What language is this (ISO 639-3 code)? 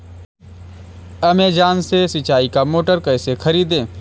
hin